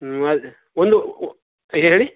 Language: Kannada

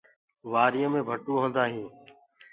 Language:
Gurgula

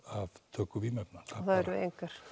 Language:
Icelandic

